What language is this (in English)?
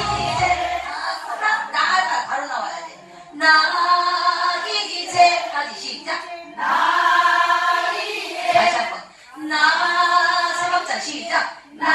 Korean